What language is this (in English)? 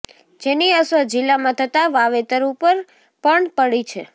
Gujarati